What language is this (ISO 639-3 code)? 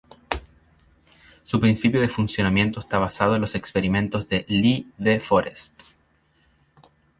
spa